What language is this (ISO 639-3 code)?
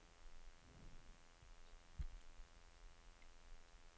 nor